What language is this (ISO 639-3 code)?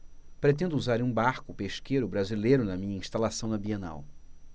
por